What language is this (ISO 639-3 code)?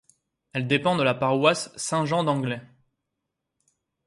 fra